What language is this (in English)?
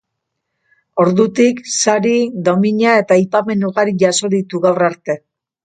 Basque